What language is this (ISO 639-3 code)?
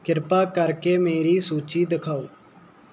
pan